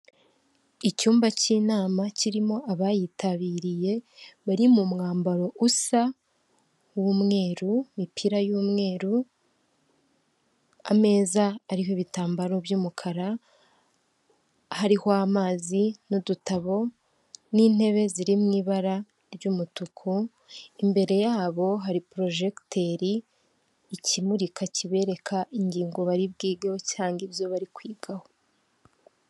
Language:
Kinyarwanda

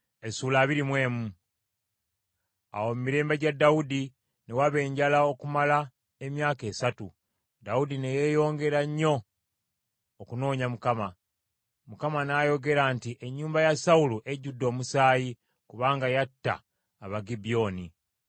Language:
Ganda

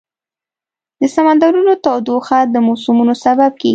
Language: Pashto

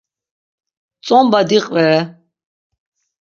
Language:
Laz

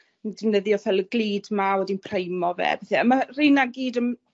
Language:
Welsh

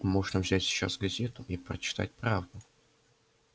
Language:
Russian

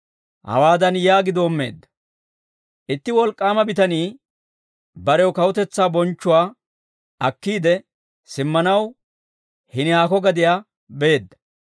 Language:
Dawro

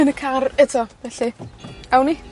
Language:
Welsh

